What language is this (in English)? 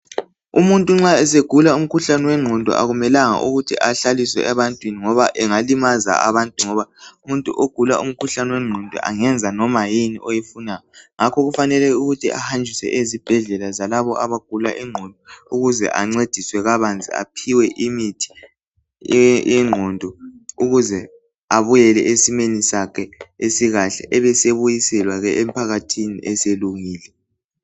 North Ndebele